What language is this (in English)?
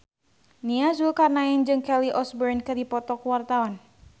Sundanese